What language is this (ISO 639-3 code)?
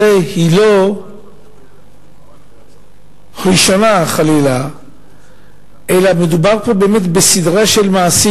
heb